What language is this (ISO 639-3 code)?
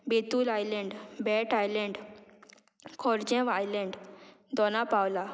kok